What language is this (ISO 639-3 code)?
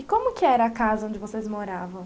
por